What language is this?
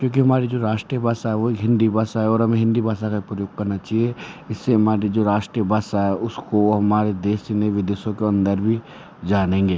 Hindi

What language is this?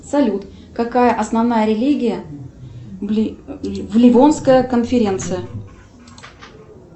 Russian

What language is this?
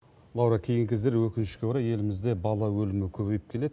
Kazakh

